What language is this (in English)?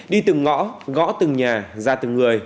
Vietnamese